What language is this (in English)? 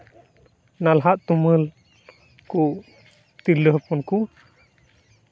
Santali